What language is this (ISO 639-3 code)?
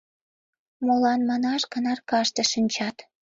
chm